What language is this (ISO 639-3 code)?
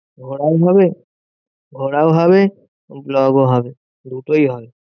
ben